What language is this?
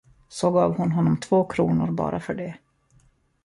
Swedish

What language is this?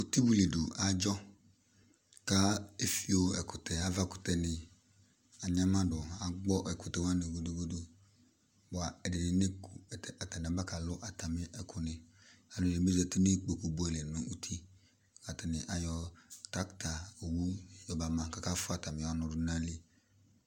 Ikposo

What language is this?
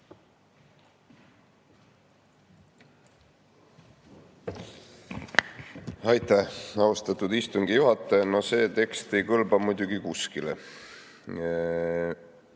Estonian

